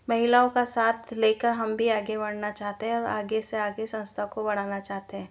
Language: Hindi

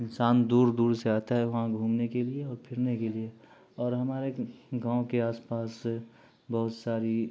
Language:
Urdu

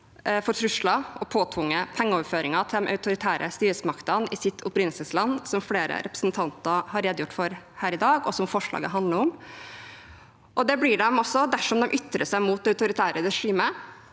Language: Norwegian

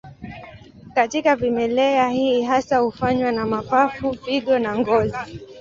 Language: Swahili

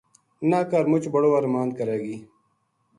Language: Gujari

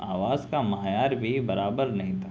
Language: Urdu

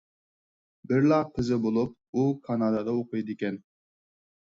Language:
Uyghur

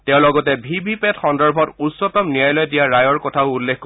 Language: Assamese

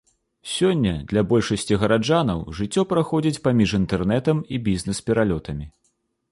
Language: Belarusian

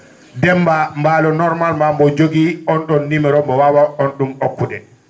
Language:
Fula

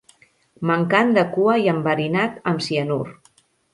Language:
Catalan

